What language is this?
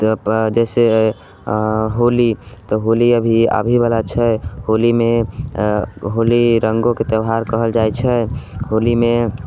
Maithili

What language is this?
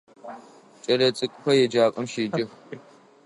Adyghe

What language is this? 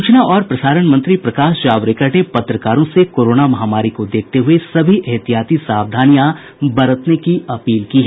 Hindi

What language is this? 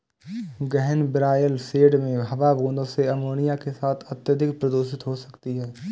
Hindi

